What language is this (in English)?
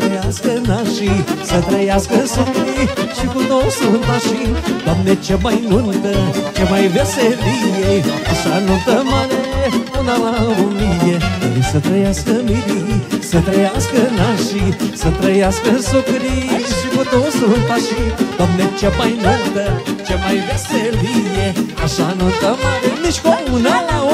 Romanian